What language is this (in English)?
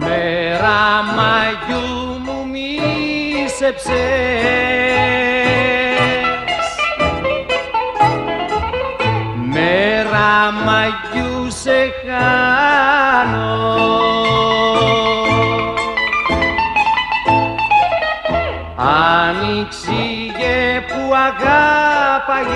Greek